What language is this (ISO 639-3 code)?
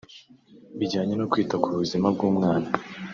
kin